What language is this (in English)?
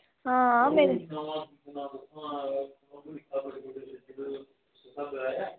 Dogri